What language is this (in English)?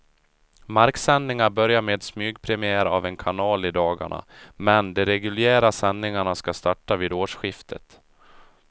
Swedish